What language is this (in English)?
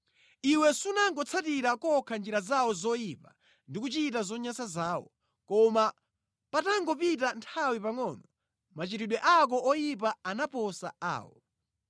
Nyanja